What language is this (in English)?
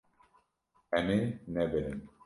Kurdish